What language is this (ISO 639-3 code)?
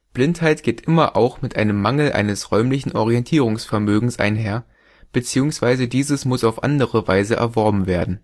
deu